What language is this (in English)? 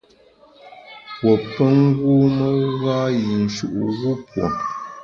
Bamun